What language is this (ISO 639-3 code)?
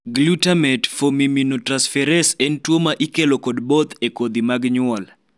luo